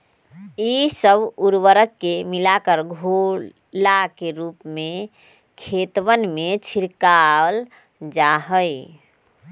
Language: Magahi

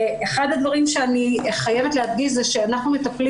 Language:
Hebrew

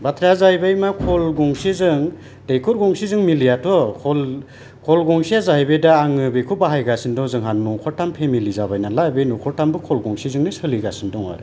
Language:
Bodo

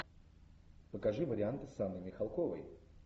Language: Russian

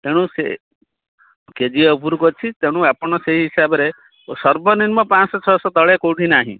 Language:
Odia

